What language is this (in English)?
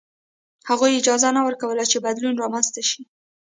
Pashto